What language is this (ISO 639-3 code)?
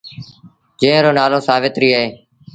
sbn